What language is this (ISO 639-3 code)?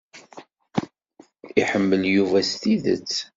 kab